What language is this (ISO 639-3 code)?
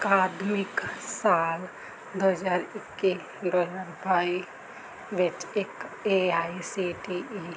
pan